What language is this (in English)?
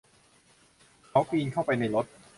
Thai